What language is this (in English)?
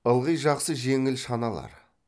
Kazakh